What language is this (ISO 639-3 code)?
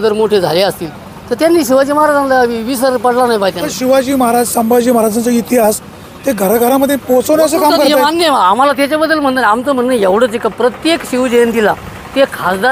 mar